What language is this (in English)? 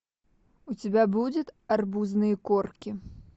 Russian